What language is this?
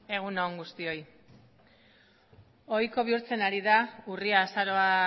Basque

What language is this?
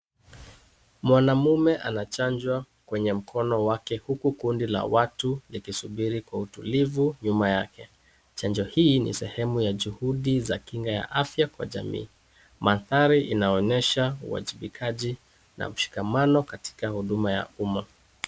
Swahili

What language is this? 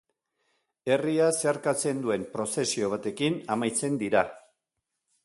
Basque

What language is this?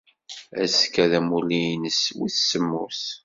Kabyle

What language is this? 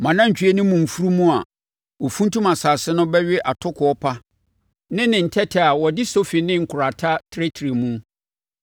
Akan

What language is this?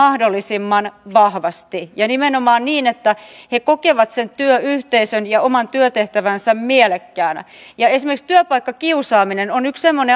Finnish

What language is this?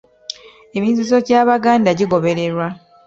Ganda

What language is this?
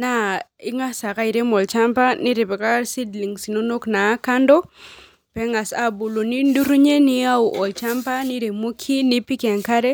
Masai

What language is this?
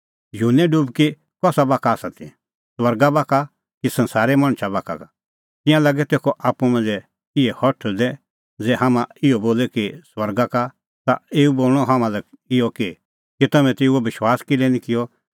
Kullu Pahari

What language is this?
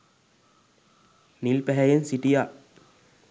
Sinhala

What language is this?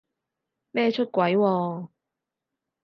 Cantonese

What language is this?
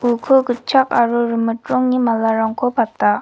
Garo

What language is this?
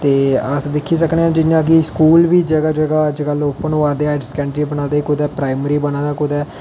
Dogri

